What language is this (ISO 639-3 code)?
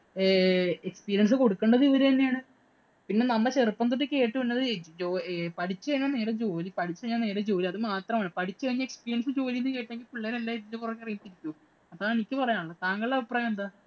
mal